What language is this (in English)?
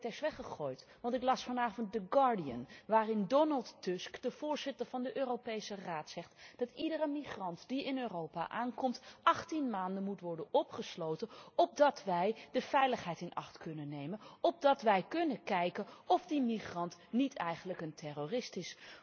Dutch